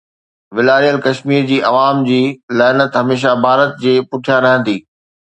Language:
Sindhi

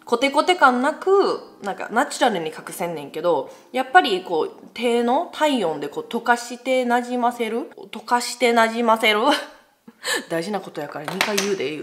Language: Japanese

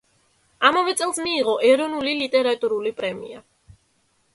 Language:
Georgian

